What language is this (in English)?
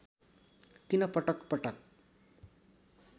Nepali